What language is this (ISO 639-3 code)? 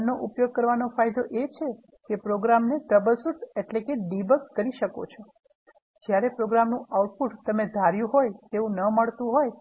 guj